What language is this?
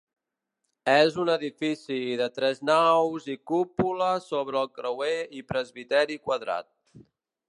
Catalan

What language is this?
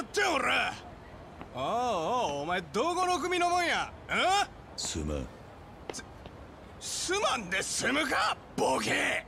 Japanese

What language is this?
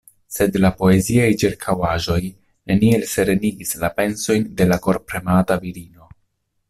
Esperanto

